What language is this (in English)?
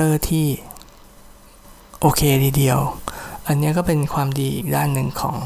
Thai